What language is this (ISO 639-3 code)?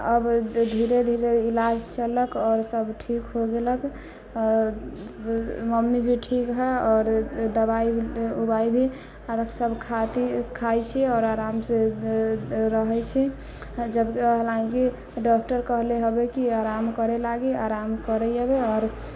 mai